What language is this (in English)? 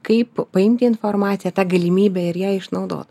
Lithuanian